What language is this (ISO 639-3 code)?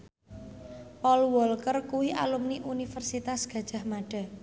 jav